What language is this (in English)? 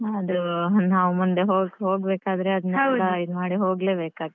Kannada